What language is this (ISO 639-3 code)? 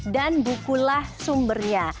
ind